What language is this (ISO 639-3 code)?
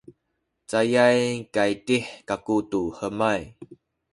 szy